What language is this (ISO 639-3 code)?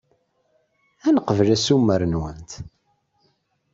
kab